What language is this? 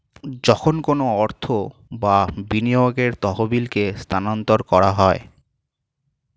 Bangla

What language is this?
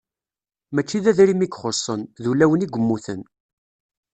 Kabyle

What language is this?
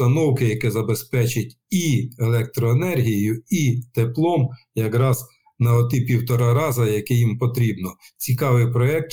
Ukrainian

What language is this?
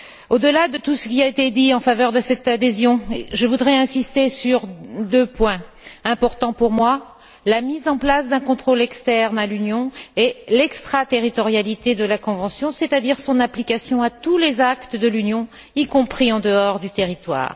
French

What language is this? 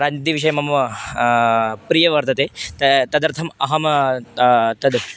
Sanskrit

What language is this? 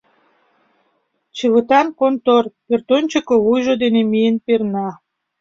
Mari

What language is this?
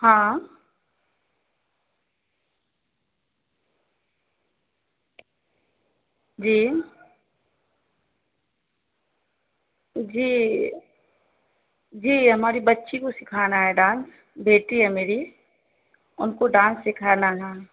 Urdu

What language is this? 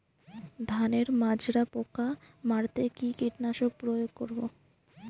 Bangla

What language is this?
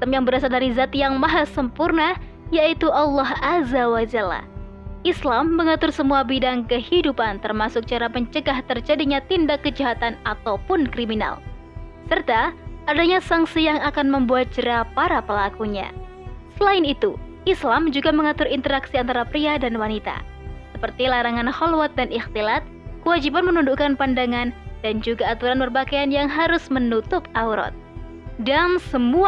Indonesian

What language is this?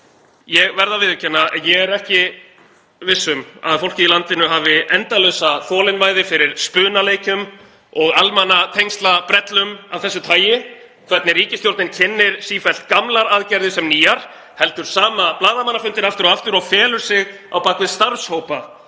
Icelandic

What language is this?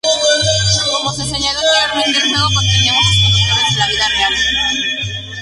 Spanish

